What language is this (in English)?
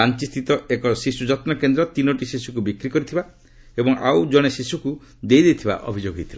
Odia